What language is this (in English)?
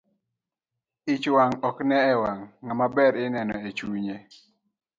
Luo (Kenya and Tanzania)